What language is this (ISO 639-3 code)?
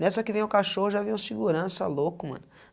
por